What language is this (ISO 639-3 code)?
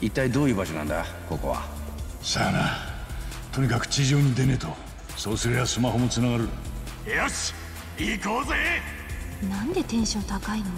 jpn